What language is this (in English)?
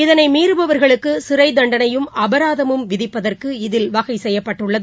Tamil